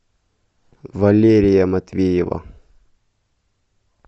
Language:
Russian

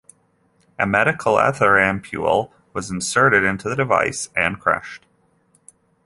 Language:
English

